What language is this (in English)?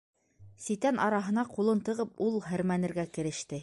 Bashkir